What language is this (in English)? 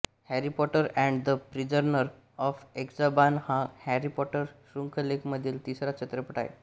Marathi